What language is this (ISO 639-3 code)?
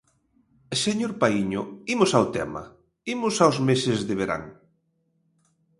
glg